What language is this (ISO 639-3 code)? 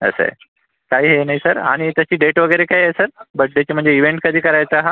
mar